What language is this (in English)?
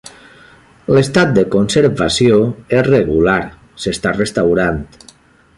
Catalan